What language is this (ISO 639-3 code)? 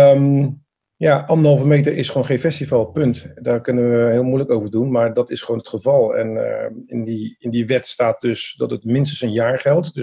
nld